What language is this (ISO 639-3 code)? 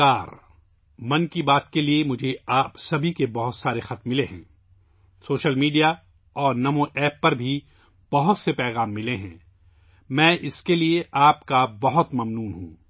urd